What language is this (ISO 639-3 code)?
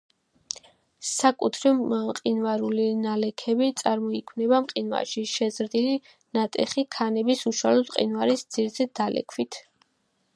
kat